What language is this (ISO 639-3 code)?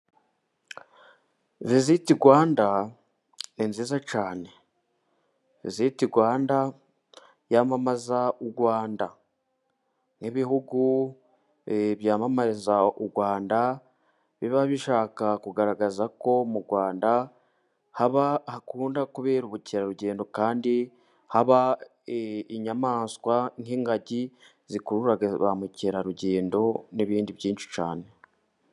kin